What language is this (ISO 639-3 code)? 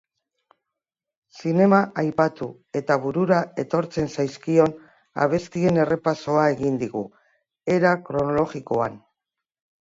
eus